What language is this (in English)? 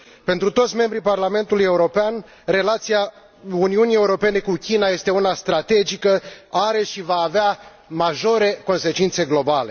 Romanian